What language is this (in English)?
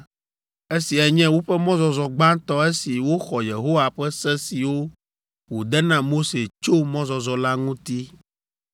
Ewe